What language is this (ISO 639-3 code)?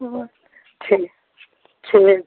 mai